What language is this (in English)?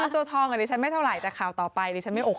Thai